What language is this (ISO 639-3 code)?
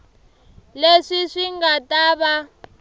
tso